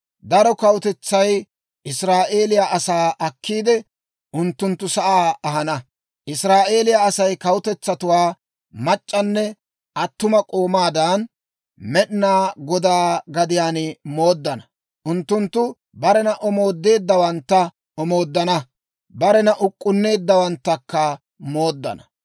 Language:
Dawro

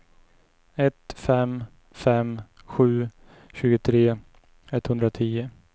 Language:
Swedish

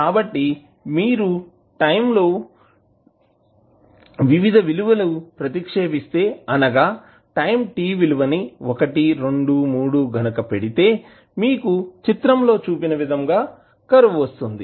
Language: Telugu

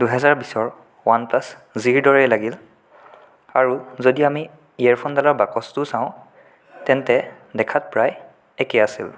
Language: Assamese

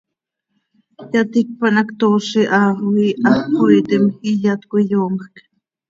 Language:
Seri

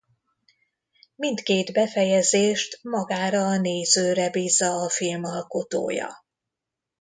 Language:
Hungarian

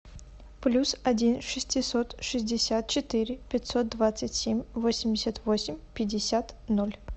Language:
Russian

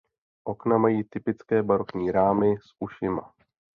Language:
Czech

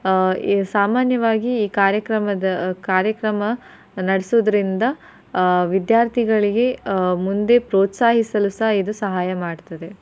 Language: Kannada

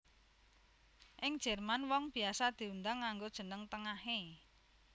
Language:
Javanese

